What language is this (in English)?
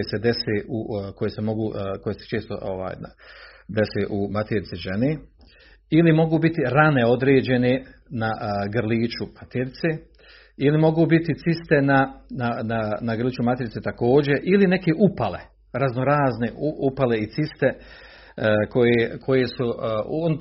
Croatian